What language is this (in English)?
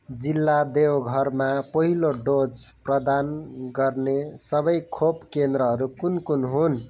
Nepali